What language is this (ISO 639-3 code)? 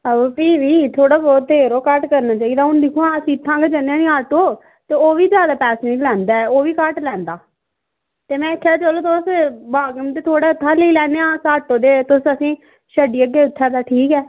doi